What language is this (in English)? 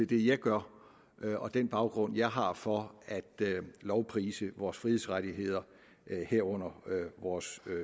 Danish